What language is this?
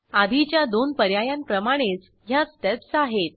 Marathi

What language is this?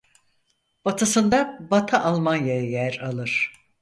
Turkish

